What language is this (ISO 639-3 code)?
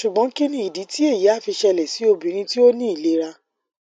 yor